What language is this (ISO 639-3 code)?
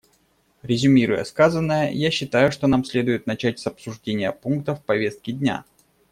rus